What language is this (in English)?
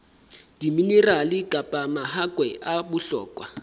Southern Sotho